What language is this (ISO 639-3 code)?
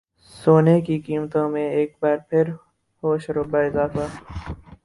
urd